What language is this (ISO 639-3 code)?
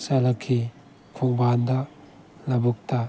mni